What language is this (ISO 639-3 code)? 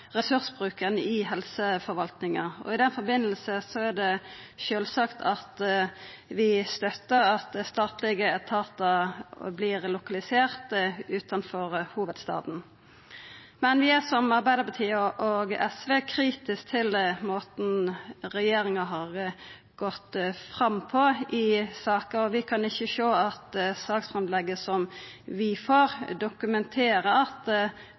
nno